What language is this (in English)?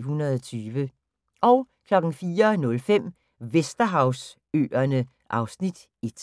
Danish